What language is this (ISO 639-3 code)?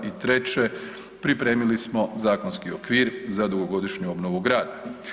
hrv